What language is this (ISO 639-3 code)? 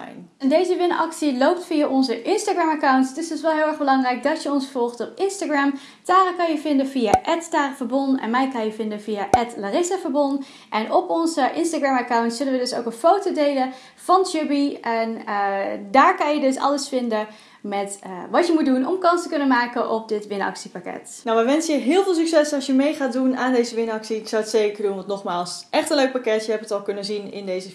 nld